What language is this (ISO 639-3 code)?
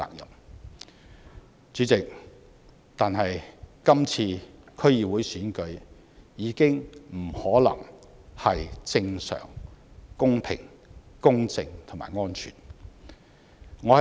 yue